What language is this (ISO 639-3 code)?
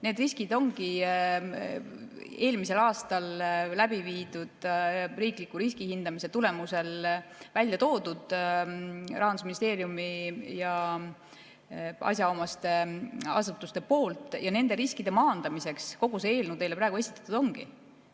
est